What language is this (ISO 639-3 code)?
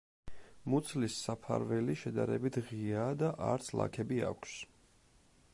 kat